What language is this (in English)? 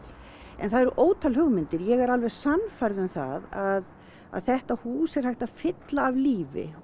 Icelandic